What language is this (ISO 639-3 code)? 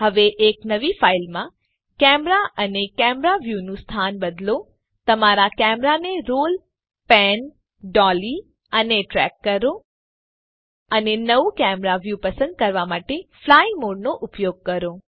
guj